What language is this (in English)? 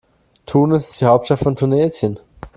German